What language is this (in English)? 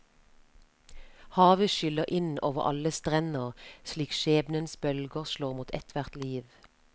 Norwegian